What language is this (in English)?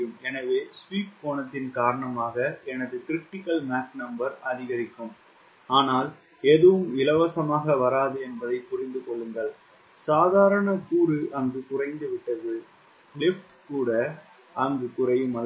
Tamil